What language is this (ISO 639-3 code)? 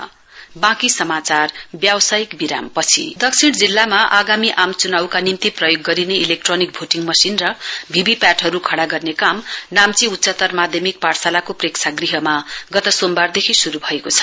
nep